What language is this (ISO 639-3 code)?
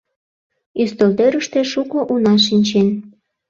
chm